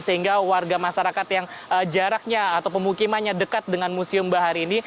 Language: Indonesian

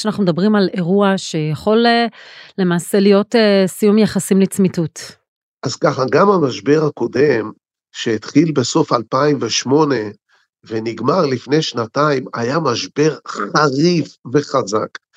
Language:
Hebrew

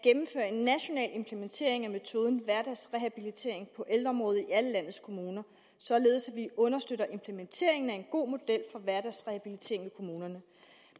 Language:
Danish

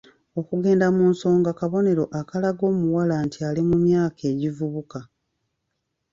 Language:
Ganda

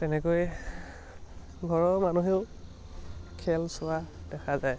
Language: Assamese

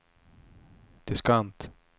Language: Swedish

